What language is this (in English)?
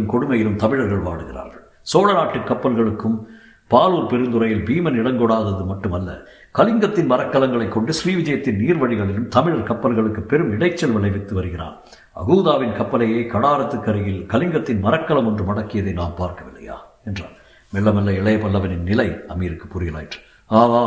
Tamil